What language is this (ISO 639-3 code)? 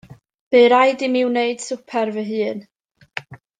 cym